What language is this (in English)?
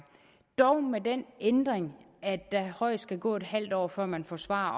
Danish